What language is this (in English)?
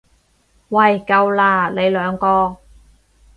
Cantonese